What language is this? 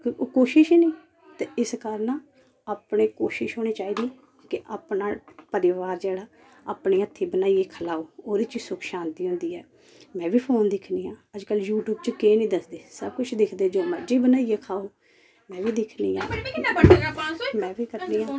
Dogri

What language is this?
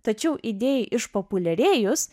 Lithuanian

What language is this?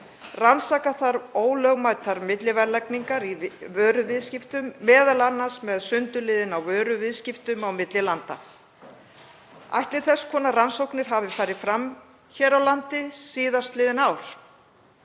Icelandic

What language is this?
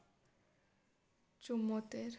Gujarati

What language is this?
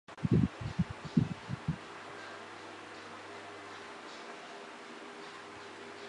Chinese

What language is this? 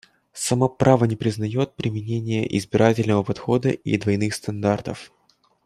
Russian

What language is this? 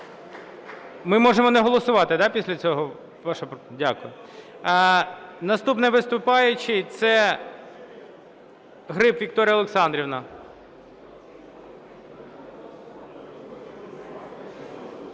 Ukrainian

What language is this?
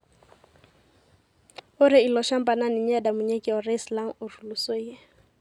Masai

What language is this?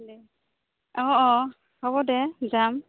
Assamese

